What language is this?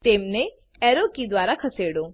Gujarati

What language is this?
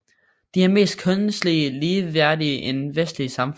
Danish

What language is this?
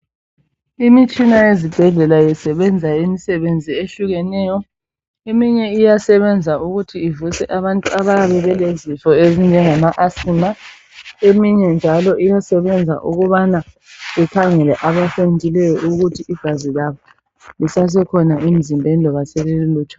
North Ndebele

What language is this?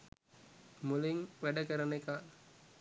Sinhala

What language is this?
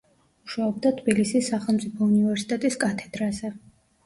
Georgian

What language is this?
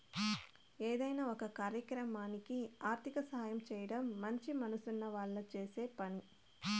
Telugu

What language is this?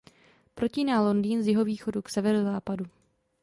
Czech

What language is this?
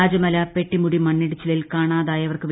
Malayalam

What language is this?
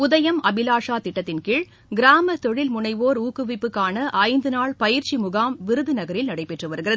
Tamil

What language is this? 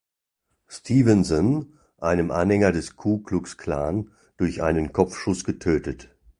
German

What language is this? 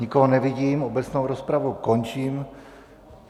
Czech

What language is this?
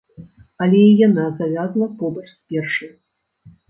Belarusian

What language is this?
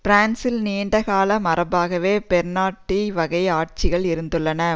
Tamil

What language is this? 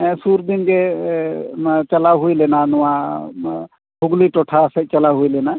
Santali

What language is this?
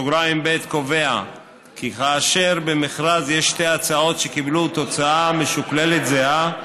Hebrew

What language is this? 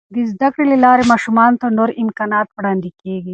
Pashto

